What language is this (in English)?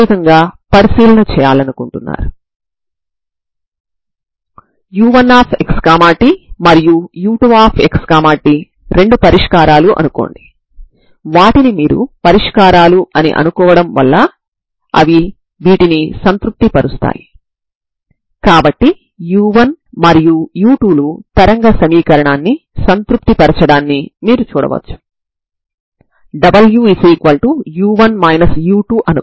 Telugu